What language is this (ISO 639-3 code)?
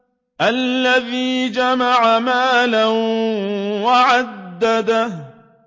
ara